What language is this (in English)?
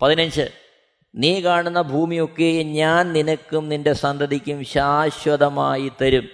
Malayalam